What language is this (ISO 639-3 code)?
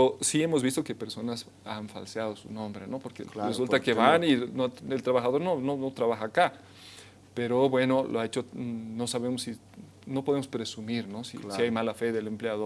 spa